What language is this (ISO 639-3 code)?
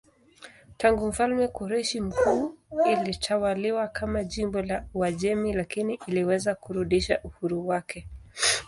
swa